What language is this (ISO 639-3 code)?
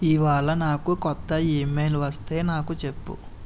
tel